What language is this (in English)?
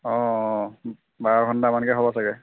Assamese